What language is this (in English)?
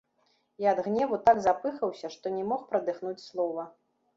Belarusian